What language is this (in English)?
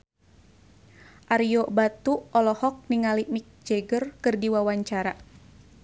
Sundanese